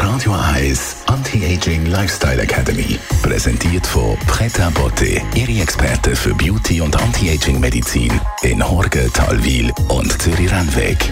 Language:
German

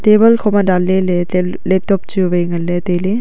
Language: Wancho Naga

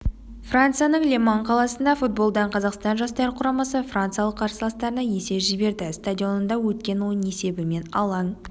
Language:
Kazakh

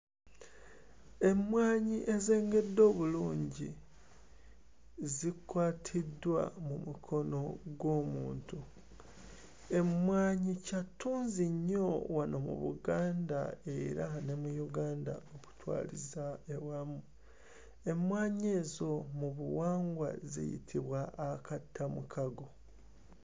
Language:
Ganda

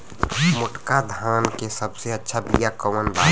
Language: Bhojpuri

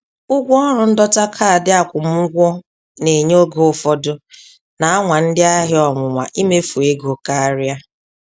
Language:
Igbo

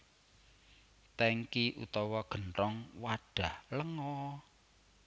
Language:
Javanese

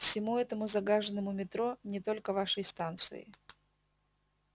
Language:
Russian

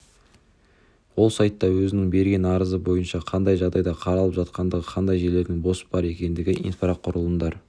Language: Kazakh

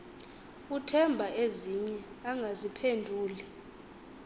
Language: Xhosa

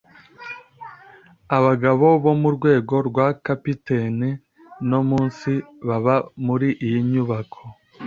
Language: Kinyarwanda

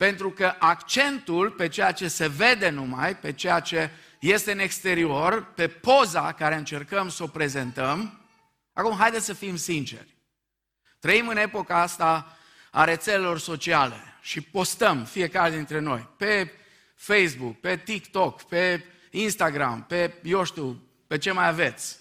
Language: Romanian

